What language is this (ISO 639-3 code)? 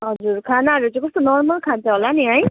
nep